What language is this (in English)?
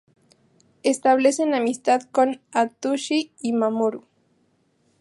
Spanish